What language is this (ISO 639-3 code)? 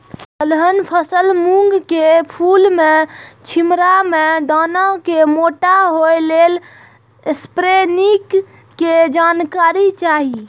mai